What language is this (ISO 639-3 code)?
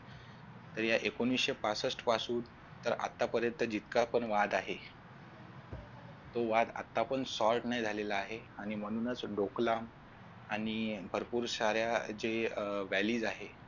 mar